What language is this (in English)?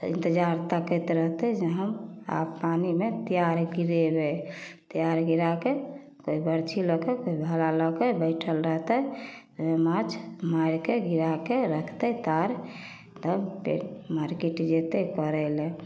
Maithili